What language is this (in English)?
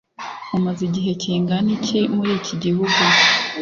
Kinyarwanda